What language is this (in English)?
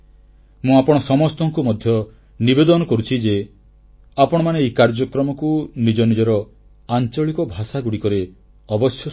Odia